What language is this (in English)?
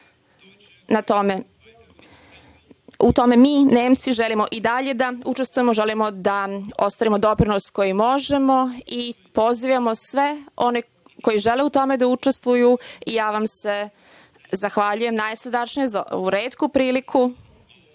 Serbian